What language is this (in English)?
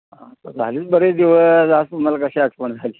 Marathi